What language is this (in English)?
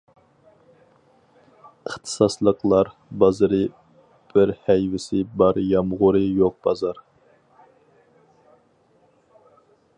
Uyghur